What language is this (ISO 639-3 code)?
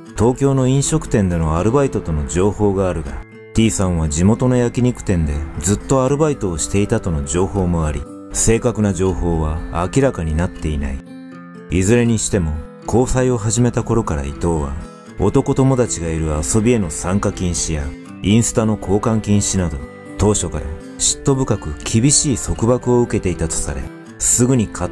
jpn